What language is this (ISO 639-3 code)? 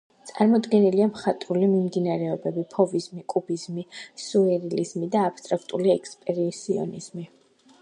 kat